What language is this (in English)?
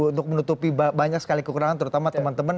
Indonesian